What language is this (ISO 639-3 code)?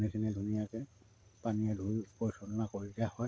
asm